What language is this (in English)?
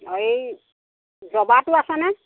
Assamese